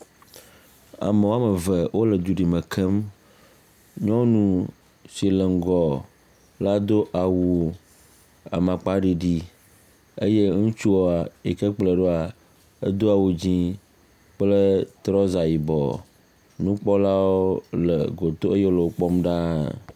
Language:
Ewe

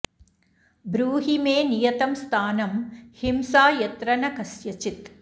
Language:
Sanskrit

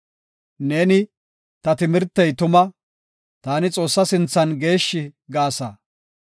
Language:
Gofa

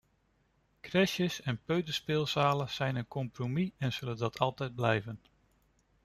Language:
Dutch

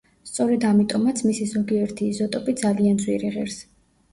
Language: Georgian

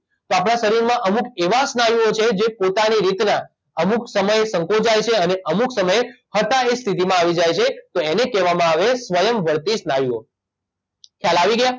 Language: Gujarati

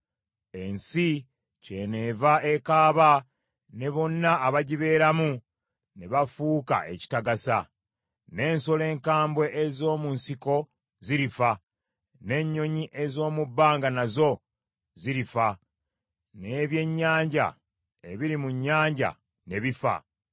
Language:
Ganda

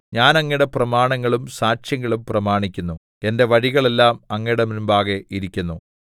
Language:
Malayalam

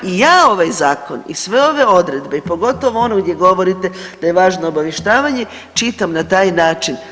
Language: Croatian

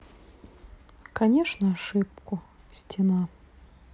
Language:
Russian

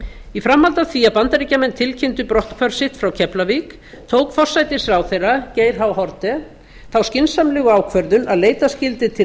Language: Icelandic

